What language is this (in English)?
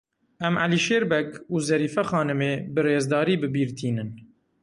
Kurdish